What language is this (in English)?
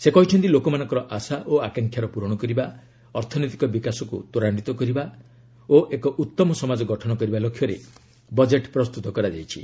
Odia